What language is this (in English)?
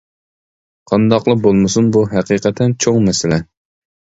Uyghur